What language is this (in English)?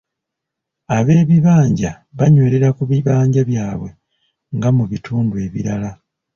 Ganda